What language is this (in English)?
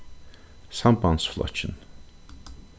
Faroese